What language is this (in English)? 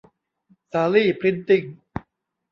Thai